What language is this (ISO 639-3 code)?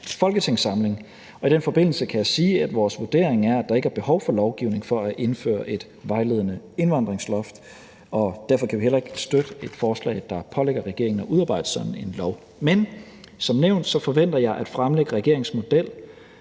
dan